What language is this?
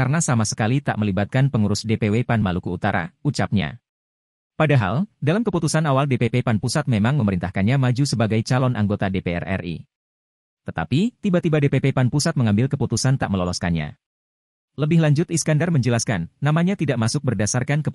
Indonesian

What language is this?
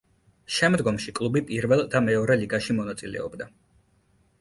Georgian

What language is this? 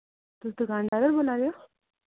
Dogri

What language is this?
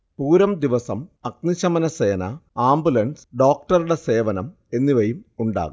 Malayalam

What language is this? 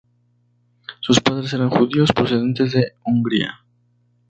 Spanish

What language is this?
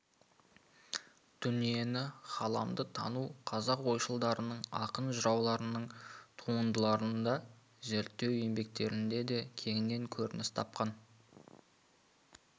Kazakh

